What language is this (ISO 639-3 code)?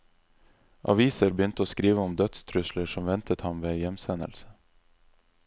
nor